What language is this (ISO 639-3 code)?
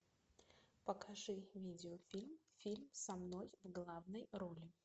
rus